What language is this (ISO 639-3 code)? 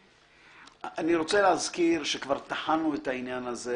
heb